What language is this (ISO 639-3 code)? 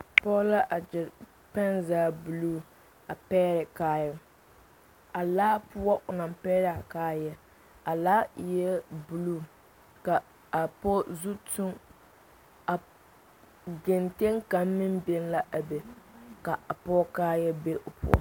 dga